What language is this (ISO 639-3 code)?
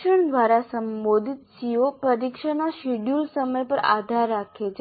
guj